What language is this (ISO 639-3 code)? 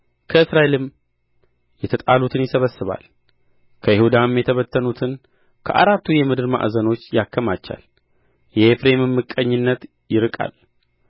amh